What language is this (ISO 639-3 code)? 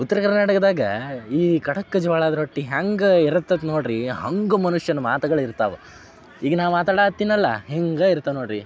kan